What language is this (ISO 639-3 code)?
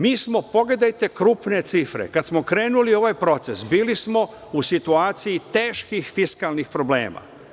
srp